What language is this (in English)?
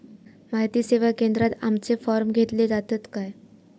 Marathi